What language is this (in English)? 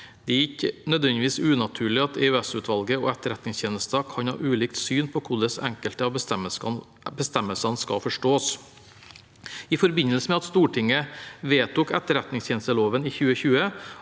Norwegian